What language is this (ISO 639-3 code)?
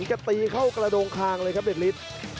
tha